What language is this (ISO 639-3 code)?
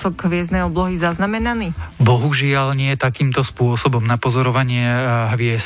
slk